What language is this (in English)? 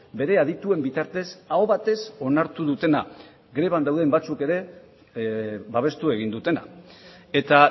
Basque